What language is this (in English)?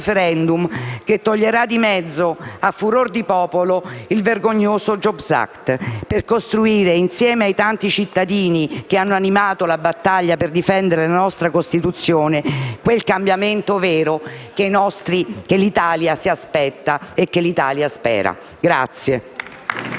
Italian